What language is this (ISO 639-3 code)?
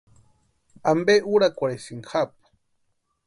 pua